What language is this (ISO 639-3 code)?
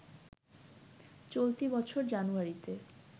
ben